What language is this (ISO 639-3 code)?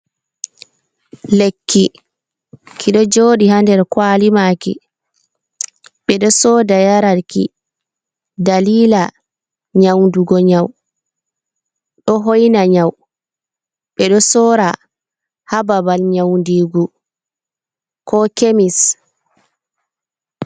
ful